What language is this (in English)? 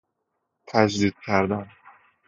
Persian